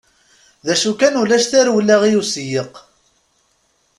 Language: Kabyle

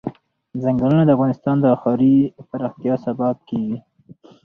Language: Pashto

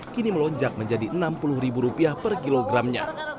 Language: Indonesian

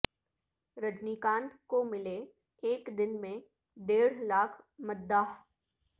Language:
Urdu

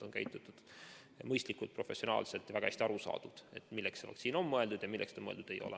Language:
Estonian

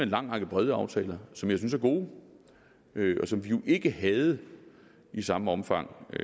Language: Danish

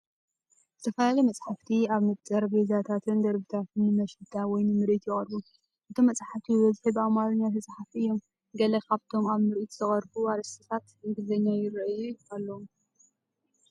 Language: Tigrinya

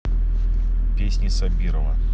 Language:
Russian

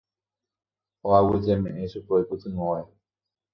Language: Guarani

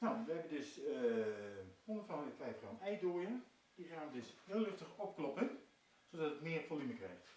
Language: Dutch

